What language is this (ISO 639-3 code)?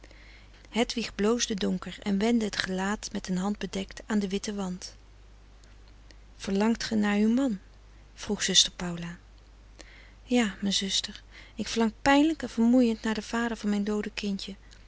nld